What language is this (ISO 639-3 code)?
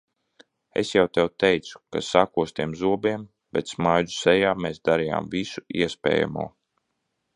lav